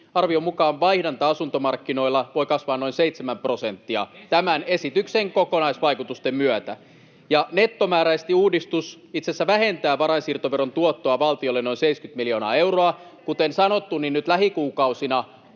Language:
Finnish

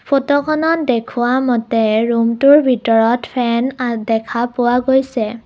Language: Assamese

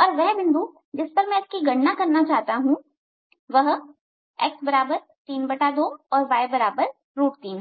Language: Hindi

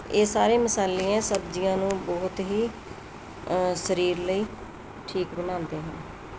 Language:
Punjabi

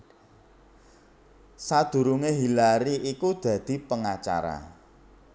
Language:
Javanese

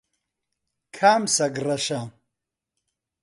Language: Central Kurdish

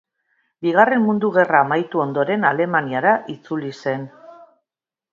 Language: Basque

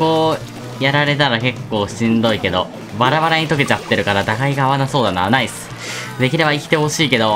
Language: Japanese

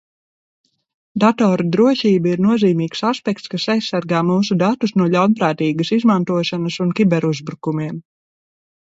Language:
Latvian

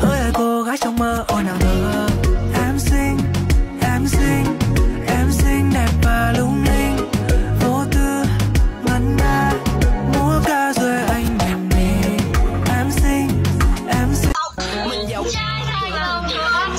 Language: Thai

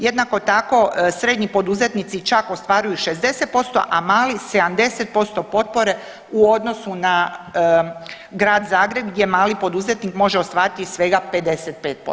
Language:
Croatian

